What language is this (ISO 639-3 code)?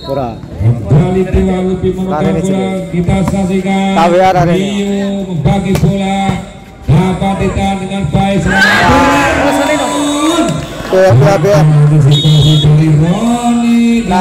ind